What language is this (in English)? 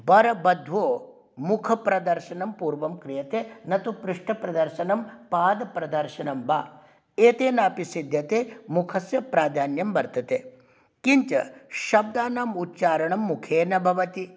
Sanskrit